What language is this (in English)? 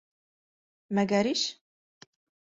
Bashkir